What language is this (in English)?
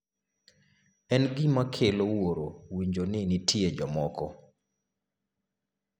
Luo (Kenya and Tanzania)